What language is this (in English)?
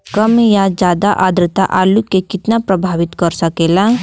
Bhojpuri